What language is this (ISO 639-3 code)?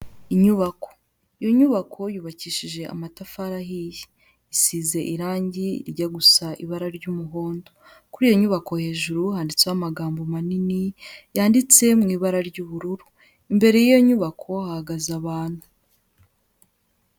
kin